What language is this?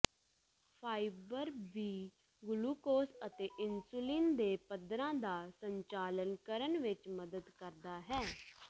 Punjabi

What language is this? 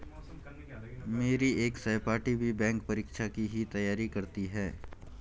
Hindi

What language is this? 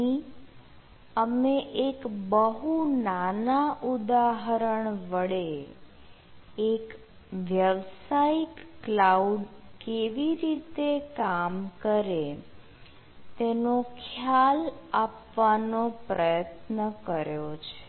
Gujarati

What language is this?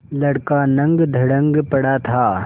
Hindi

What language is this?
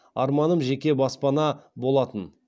Kazakh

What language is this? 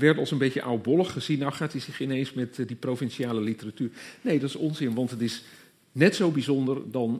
Dutch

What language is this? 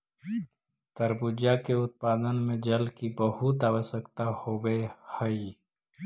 Magahi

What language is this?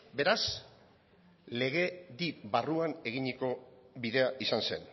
Basque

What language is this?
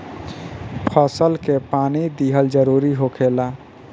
Bhojpuri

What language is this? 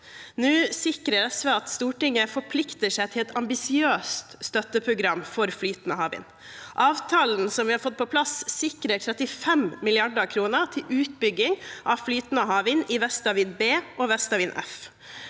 Norwegian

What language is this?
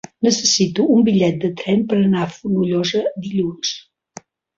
Catalan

